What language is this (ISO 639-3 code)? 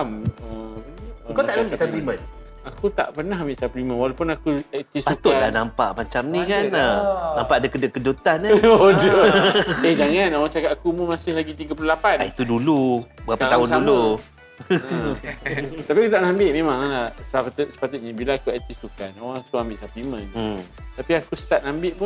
msa